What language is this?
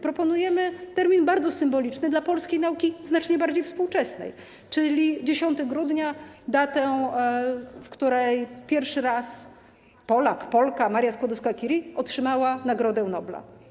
Polish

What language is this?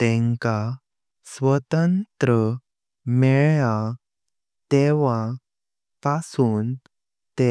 Konkani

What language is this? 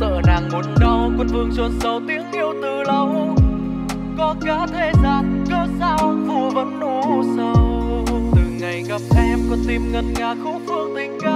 Vietnamese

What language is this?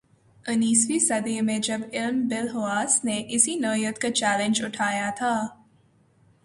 Urdu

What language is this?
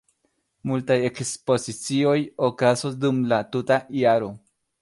Esperanto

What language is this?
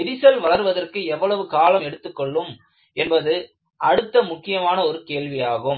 Tamil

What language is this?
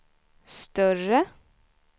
Swedish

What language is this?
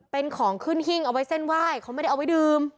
Thai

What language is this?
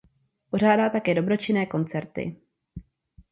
Czech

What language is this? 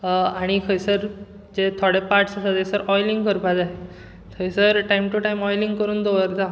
Konkani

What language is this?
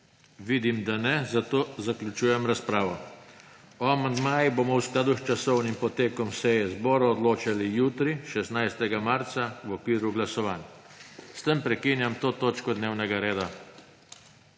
Slovenian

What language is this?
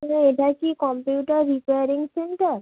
Bangla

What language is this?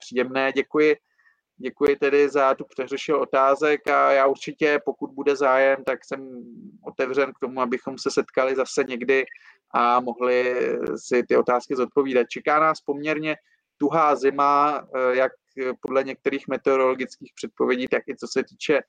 Czech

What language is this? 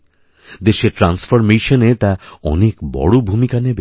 Bangla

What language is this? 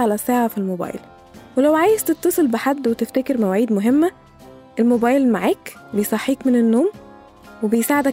Arabic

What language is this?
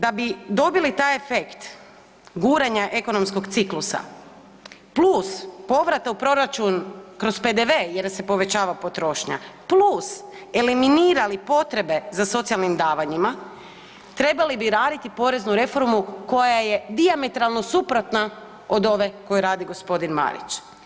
Croatian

